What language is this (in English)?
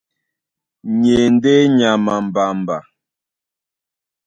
Duala